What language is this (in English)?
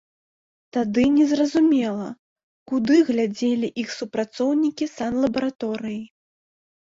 Belarusian